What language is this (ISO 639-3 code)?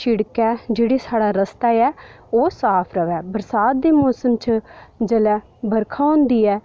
doi